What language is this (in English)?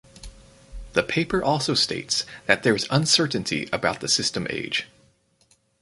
English